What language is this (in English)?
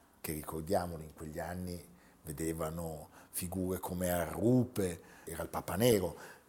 Italian